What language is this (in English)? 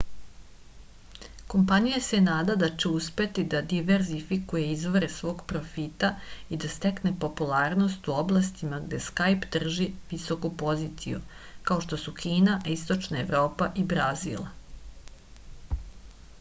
Serbian